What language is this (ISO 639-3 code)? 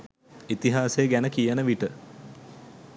sin